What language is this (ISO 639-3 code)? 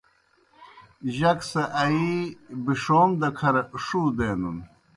plk